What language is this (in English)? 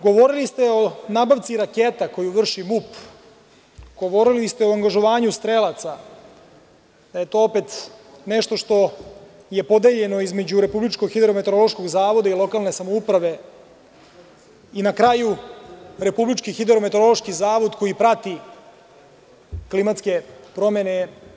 Serbian